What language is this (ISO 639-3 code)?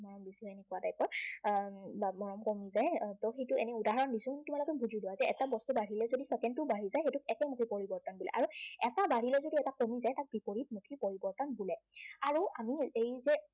asm